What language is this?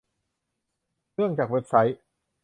Thai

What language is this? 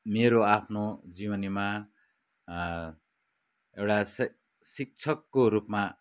Nepali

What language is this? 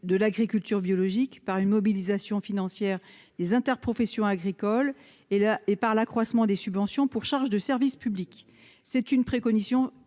French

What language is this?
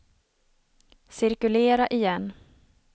Swedish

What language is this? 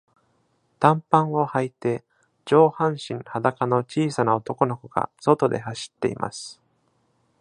Japanese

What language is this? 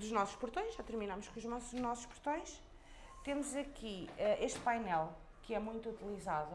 Portuguese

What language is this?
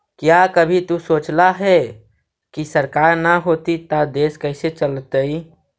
Magahi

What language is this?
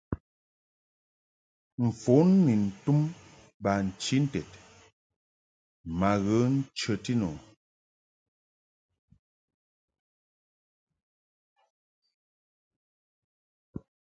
Mungaka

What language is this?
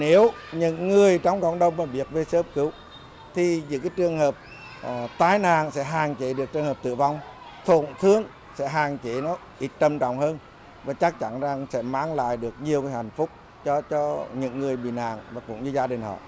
Vietnamese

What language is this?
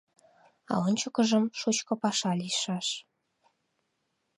Mari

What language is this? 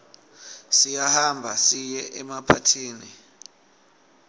Swati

